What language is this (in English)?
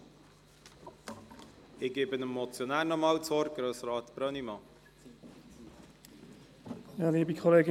Swiss German